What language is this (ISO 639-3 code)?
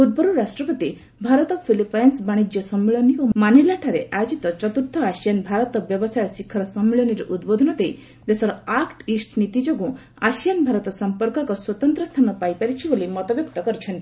ori